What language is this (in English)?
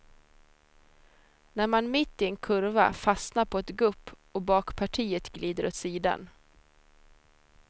Swedish